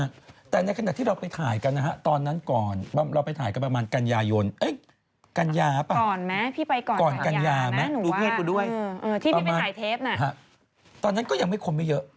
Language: Thai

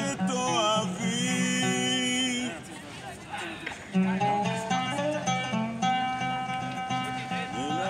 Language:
Hebrew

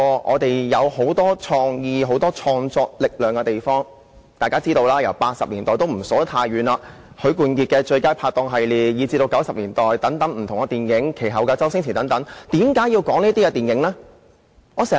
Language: Cantonese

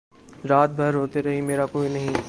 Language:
Urdu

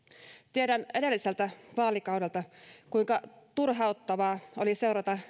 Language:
Finnish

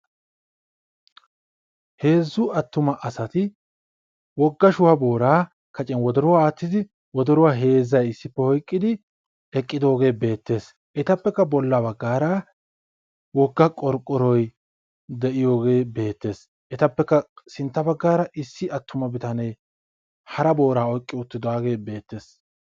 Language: Wolaytta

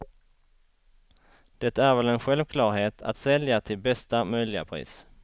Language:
Swedish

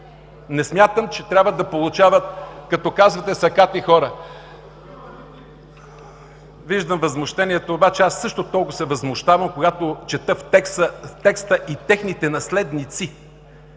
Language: Bulgarian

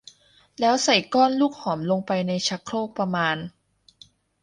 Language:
Thai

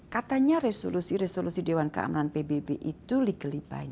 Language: Indonesian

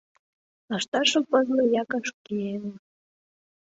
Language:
Mari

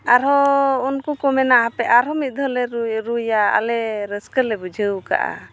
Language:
Santali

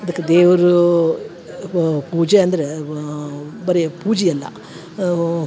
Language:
Kannada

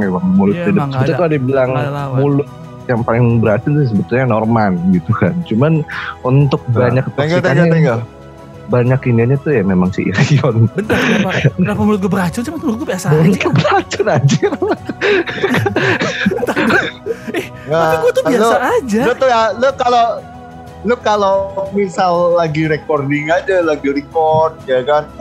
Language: Indonesian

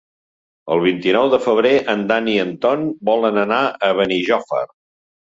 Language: Catalan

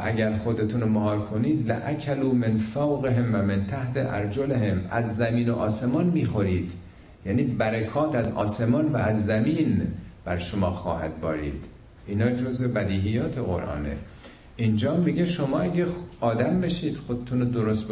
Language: Persian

